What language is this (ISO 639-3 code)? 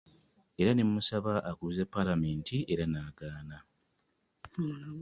lug